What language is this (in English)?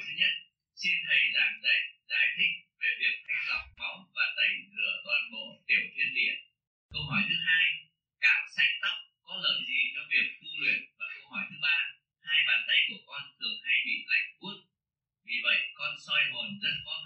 Vietnamese